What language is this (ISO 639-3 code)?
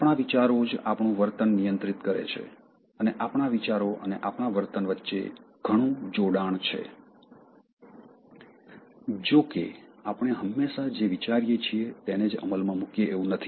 guj